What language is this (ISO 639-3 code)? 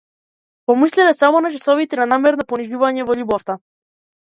mkd